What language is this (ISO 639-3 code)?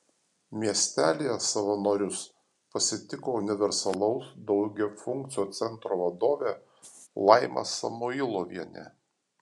lit